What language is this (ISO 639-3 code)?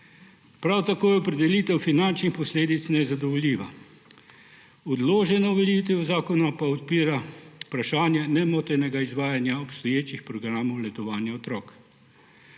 slv